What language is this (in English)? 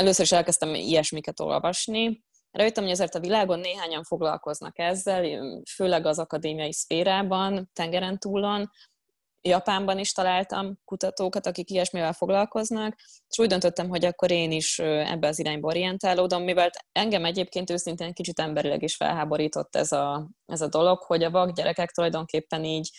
Hungarian